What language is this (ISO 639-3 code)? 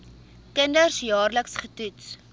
afr